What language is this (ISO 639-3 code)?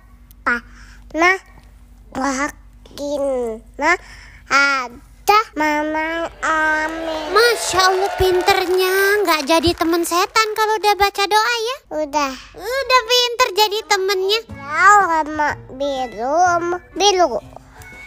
ind